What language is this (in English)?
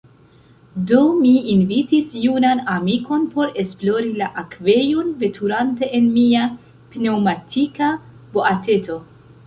Esperanto